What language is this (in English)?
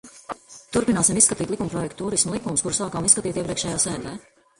Latvian